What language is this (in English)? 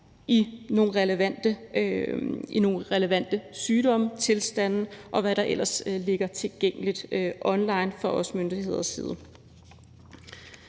Danish